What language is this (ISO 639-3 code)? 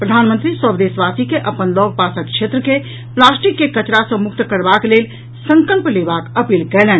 mai